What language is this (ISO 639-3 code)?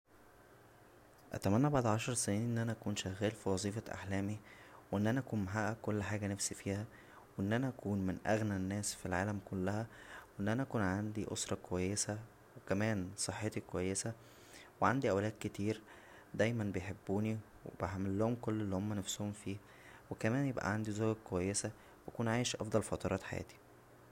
arz